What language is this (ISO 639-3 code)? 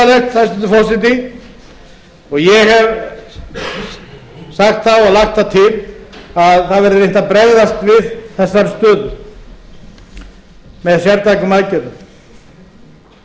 isl